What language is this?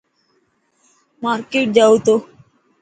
Dhatki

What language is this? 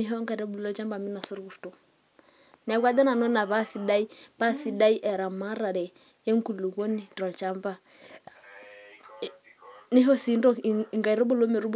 Masai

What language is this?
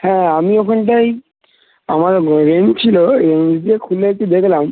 Bangla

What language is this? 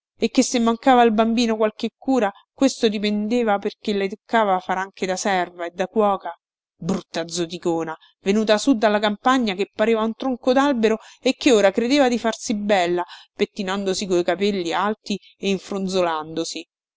Italian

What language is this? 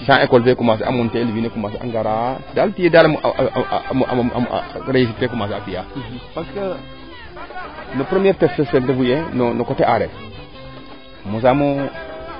Serer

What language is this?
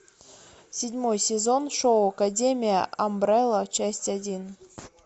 Russian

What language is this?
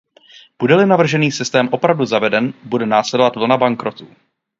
Czech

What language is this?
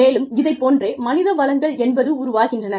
Tamil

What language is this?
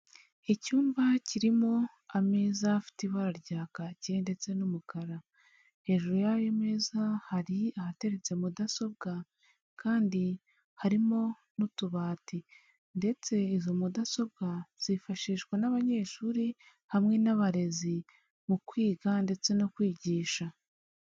Kinyarwanda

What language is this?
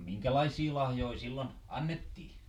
Finnish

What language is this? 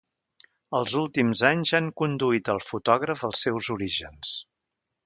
Catalan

